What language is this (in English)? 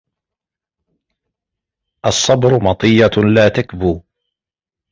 Arabic